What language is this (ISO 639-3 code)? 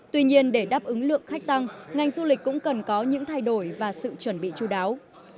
vie